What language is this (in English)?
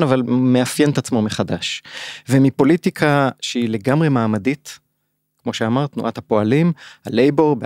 Hebrew